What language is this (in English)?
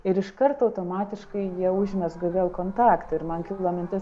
Lithuanian